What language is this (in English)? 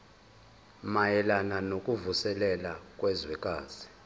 Zulu